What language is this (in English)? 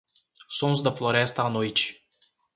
Portuguese